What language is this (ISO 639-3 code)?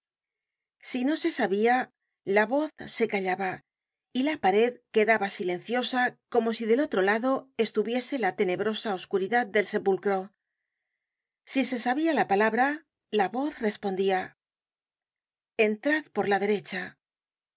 spa